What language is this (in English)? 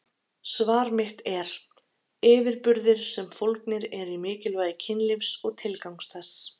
Icelandic